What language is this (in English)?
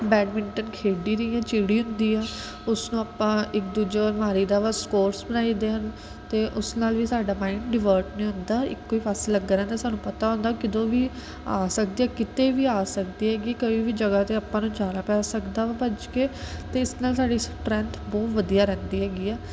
Punjabi